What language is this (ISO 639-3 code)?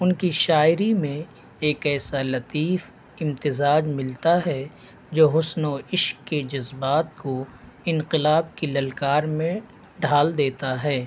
urd